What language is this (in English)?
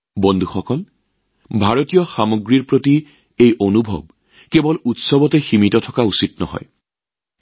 Assamese